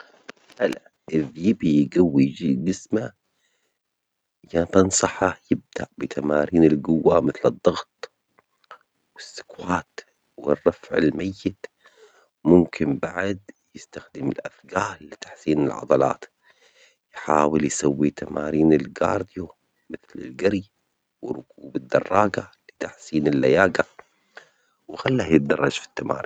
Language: Omani Arabic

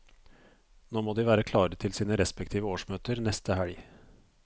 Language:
Norwegian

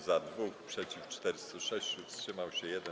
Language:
Polish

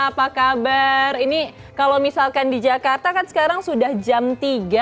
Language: Indonesian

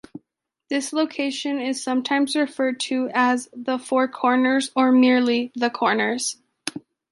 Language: English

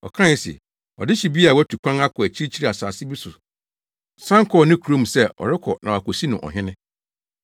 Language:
Akan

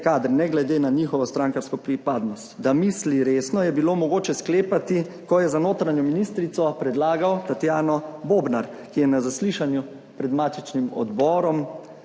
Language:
Slovenian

